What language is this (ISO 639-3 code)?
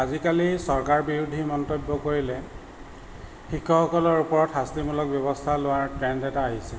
asm